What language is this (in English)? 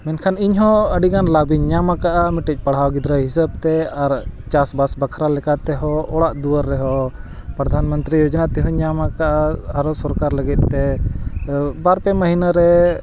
Santali